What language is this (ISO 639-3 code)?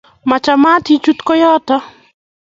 kln